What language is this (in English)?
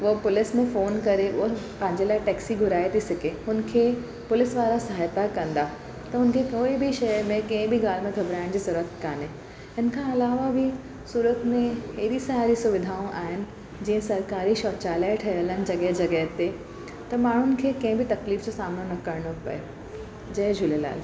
Sindhi